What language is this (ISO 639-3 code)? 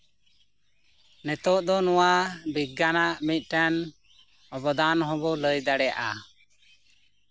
sat